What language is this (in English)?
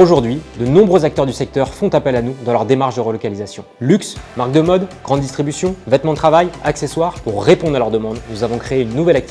French